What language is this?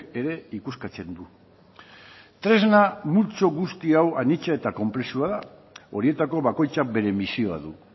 Basque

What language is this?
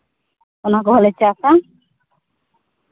Santali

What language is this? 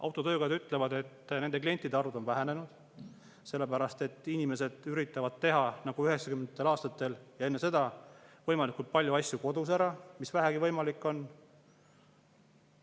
Estonian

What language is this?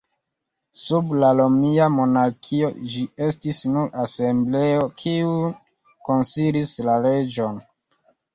Esperanto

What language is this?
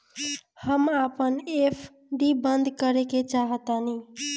Bhojpuri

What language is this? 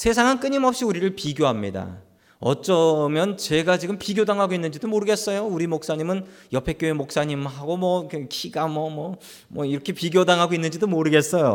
Korean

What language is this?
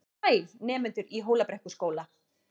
Icelandic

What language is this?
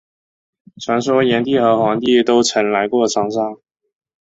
Chinese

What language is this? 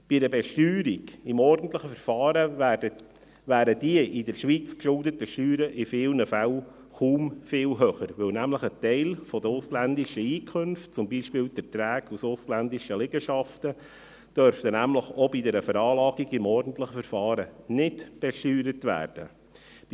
Swiss German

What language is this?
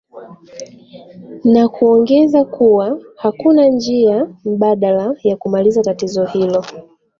Swahili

